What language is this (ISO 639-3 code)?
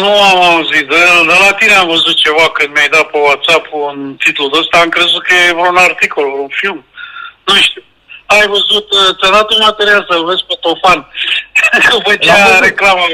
ron